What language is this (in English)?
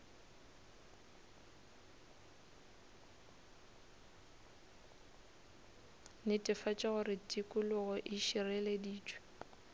Northern Sotho